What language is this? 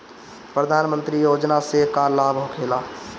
Bhojpuri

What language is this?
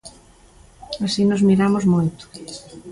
Galician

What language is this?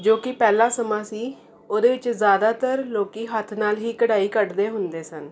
Punjabi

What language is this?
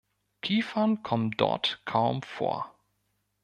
German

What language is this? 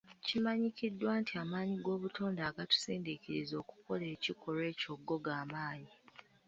Ganda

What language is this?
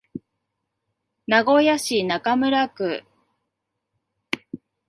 Japanese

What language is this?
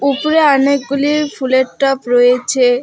Bangla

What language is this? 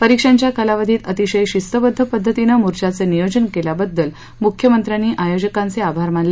Marathi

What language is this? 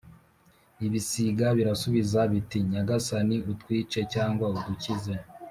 Kinyarwanda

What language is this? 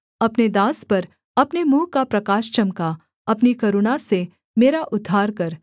Hindi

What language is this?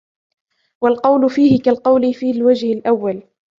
Arabic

